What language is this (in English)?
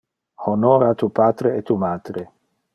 Interlingua